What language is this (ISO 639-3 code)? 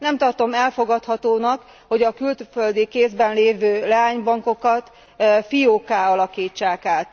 hun